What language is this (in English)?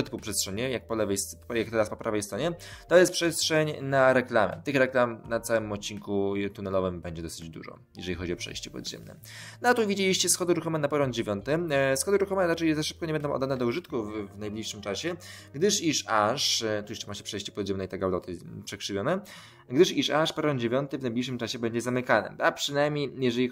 Polish